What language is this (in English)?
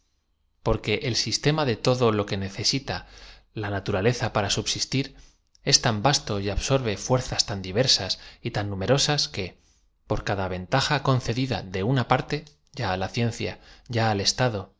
Spanish